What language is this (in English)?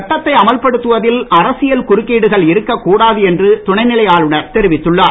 Tamil